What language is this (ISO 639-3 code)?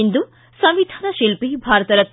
kan